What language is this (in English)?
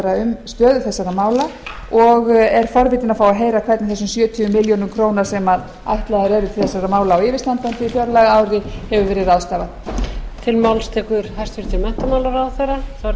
Icelandic